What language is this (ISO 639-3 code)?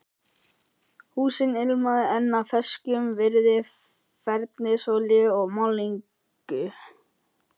isl